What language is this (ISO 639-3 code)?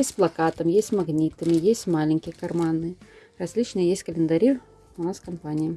rus